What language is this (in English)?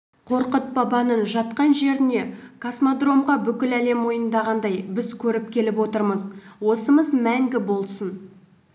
Kazakh